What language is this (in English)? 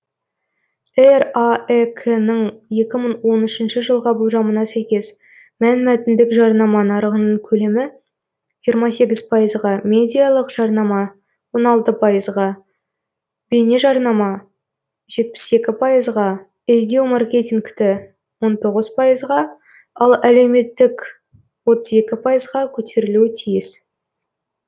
Kazakh